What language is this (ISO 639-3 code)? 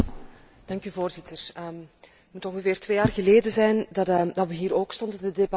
nld